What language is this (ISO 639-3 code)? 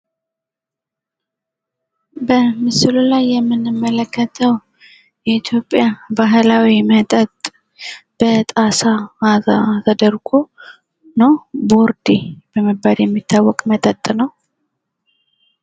amh